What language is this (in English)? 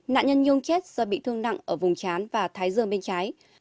Vietnamese